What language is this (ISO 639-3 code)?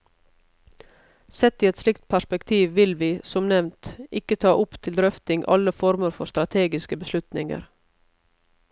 nor